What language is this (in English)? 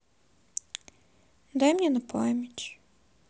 Russian